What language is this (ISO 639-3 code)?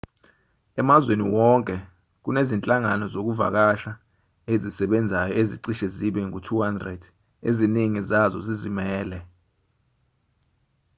zul